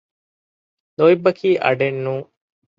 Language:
Divehi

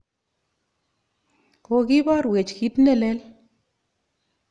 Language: Kalenjin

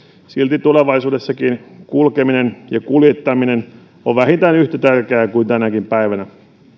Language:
Finnish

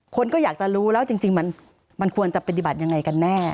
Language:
Thai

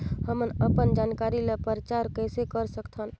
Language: Chhattisgarhi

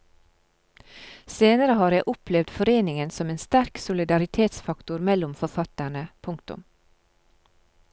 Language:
Norwegian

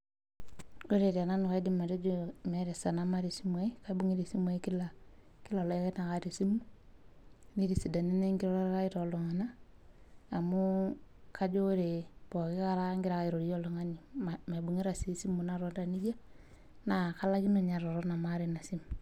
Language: Masai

